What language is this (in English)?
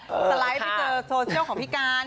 Thai